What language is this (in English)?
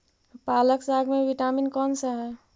Magahi